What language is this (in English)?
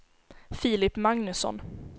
Swedish